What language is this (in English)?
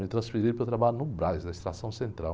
Portuguese